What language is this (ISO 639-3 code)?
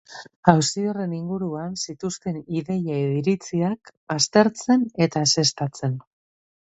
eus